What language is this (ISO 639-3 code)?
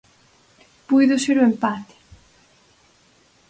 glg